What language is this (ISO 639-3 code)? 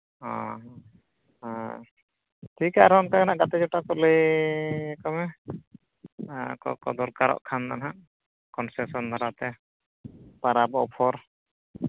sat